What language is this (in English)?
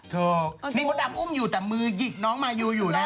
Thai